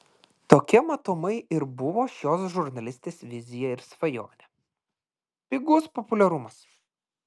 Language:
Lithuanian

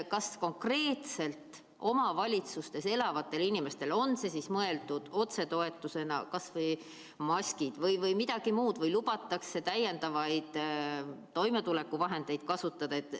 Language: Estonian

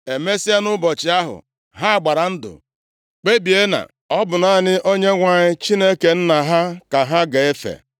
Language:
Igbo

